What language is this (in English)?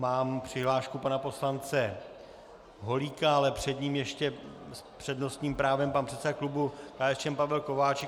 Czech